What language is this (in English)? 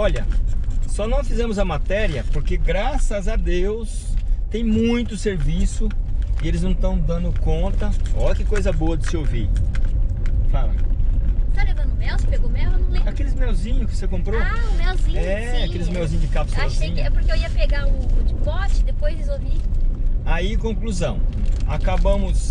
Portuguese